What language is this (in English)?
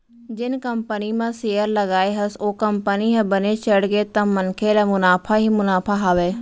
Chhattisgarhi